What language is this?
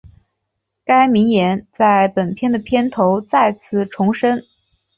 Chinese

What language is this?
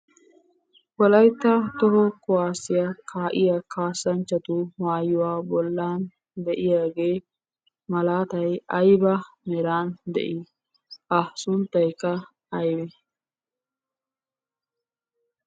Wolaytta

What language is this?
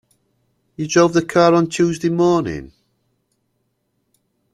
English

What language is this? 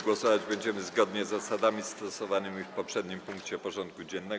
Polish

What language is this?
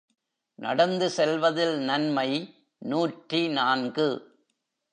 Tamil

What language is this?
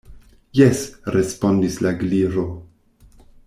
Esperanto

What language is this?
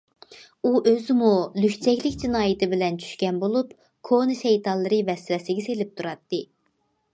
Uyghur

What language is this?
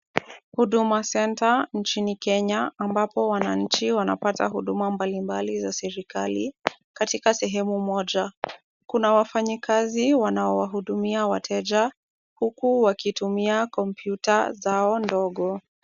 Swahili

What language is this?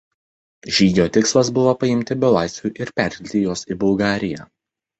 Lithuanian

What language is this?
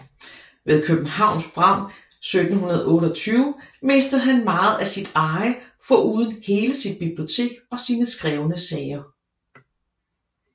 Danish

